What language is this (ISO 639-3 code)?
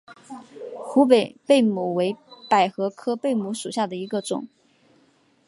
zho